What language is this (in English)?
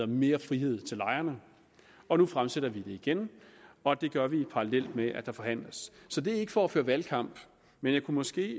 Danish